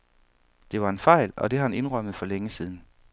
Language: Danish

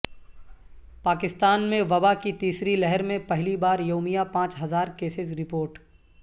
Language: Urdu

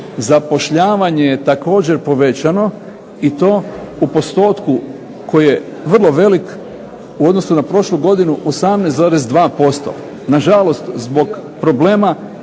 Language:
Croatian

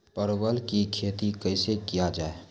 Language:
Maithili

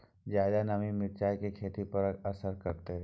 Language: Maithili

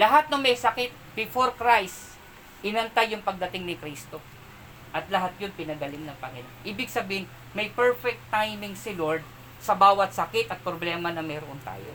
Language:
Filipino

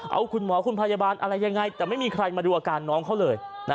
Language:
Thai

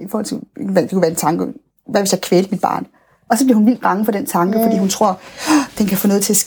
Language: Danish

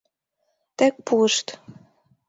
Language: Mari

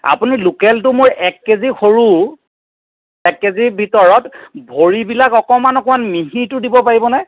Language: Assamese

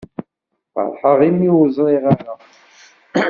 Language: Kabyle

